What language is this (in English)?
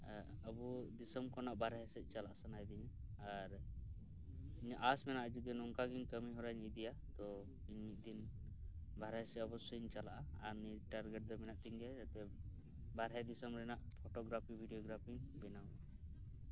Santali